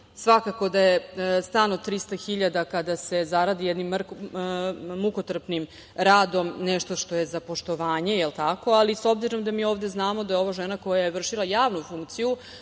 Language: Serbian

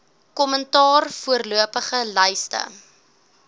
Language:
Afrikaans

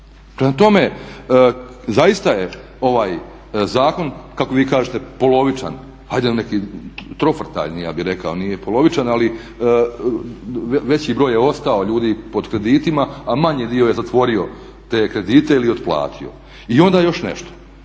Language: Croatian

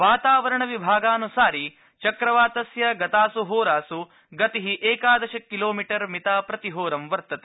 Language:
Sanskrit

